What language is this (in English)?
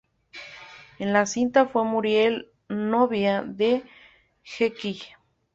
Spanish